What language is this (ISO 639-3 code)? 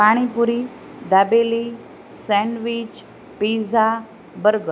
guj